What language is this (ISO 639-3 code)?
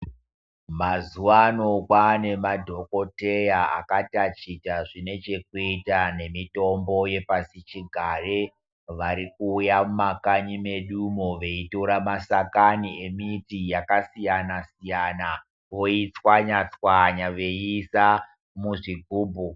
ndc